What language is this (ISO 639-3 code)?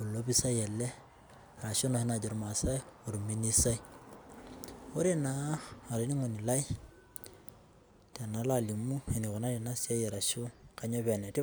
mas